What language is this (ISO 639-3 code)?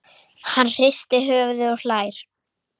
isl